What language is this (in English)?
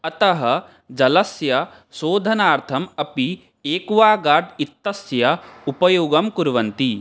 Sanskrit